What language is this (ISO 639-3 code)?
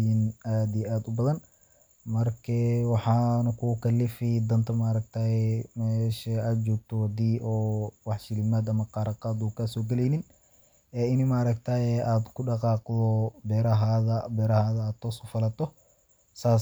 som